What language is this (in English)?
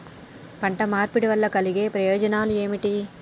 Telugu